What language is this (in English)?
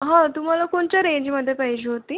Marathi